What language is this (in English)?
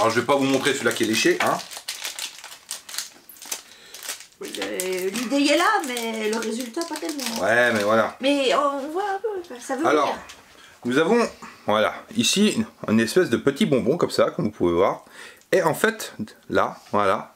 French